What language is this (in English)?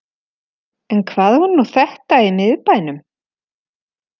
Icelandic